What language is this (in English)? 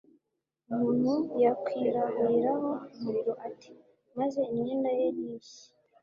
Kinyarwanda